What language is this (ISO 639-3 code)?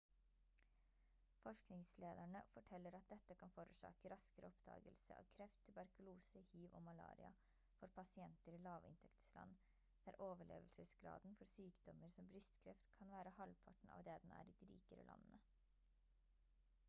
nob